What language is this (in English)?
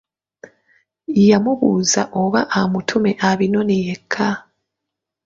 Ganda